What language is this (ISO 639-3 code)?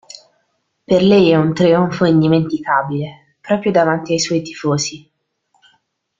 ita